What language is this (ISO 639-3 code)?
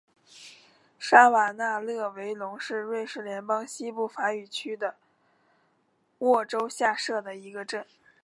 zho